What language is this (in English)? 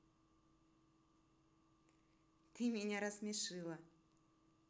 Russian